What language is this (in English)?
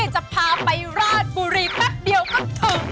Thai